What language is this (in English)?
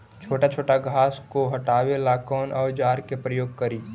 Magahi